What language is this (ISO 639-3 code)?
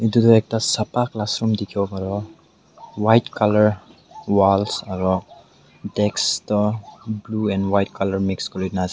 nag